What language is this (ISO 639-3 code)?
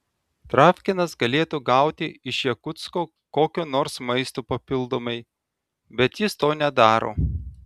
lit